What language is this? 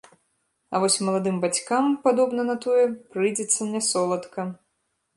Belarusian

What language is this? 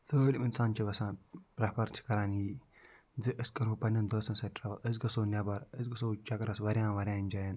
Kashmiri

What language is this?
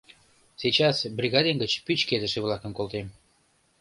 Mari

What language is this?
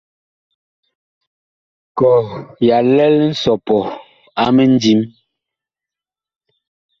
Bakoko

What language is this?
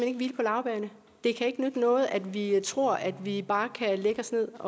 Danish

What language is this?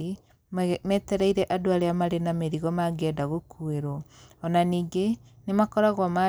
Kikuyu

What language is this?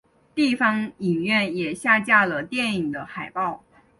Chinese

